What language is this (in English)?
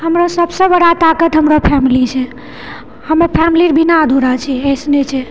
Maithili